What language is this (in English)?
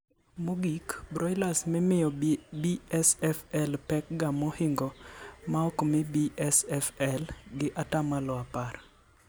Luo (Kenya and Tanzania)